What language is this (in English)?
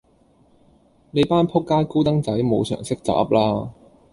Cantonese